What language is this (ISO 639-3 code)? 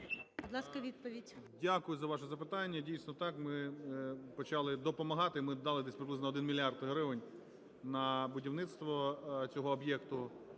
ukr